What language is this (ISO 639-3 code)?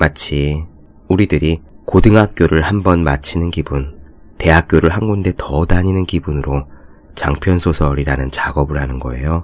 kor